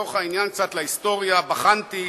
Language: Hebrew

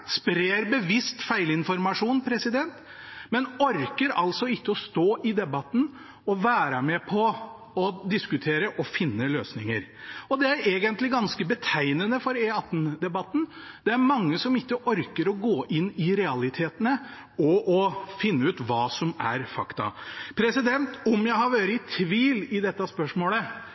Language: Norwegian Bokmål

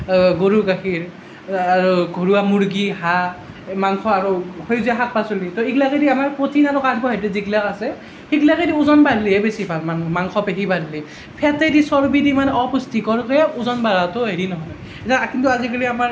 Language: Assamese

